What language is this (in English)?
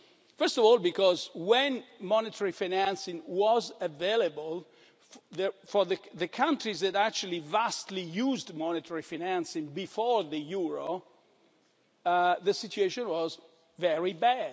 English